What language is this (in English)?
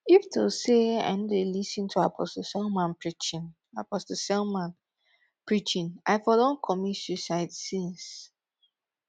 Nigerian Pidgin